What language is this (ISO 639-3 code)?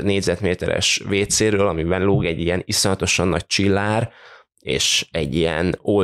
hun